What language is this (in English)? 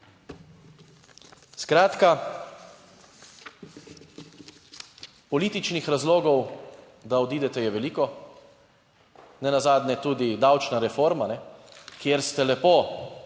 Slovenian